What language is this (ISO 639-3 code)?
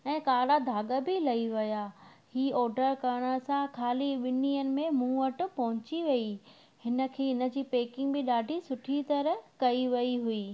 snd